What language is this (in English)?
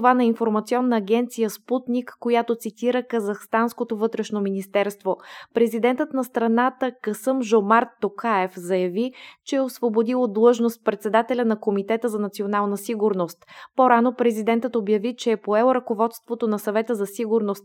Bulgarian